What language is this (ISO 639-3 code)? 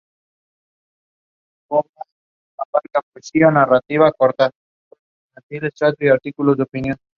spa